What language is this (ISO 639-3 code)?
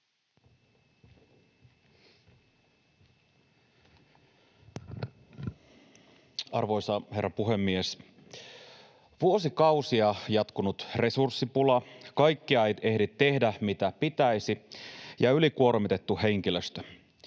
fin